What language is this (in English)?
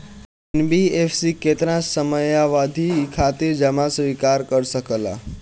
Bhojpuri